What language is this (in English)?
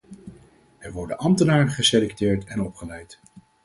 Dutch